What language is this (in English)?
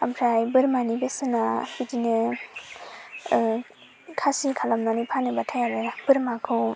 Bodo